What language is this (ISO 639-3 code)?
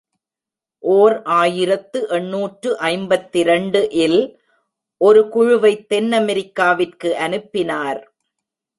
tam